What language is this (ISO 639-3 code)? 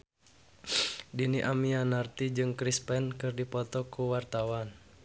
sun